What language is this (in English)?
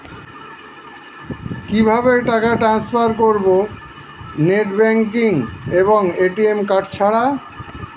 Bangla